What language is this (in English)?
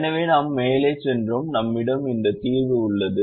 Tamil